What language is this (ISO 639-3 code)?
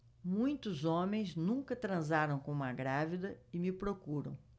por